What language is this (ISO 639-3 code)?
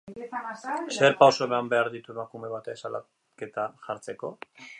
eus